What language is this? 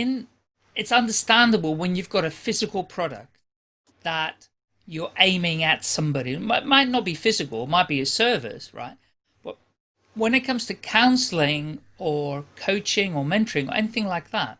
English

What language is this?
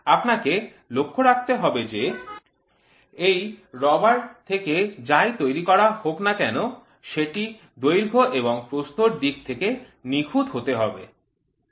Bangla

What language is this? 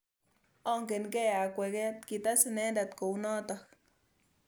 Kalenjin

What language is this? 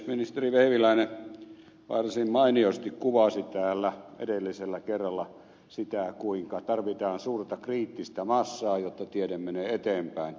Finnish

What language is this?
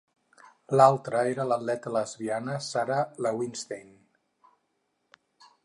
Catalan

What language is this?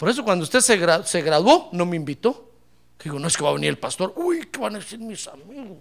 Spanish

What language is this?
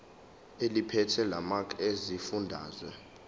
Zulu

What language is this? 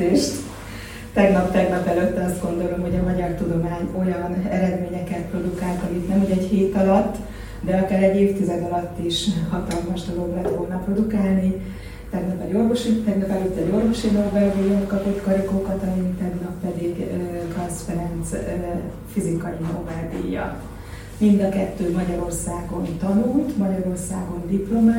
Hungarian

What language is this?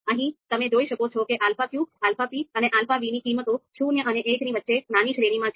Gujarati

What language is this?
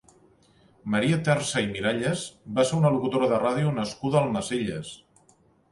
Catalan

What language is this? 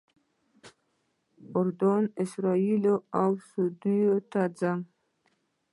Pashto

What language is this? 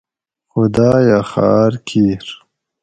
Gawri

